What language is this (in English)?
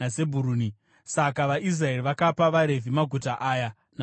Shona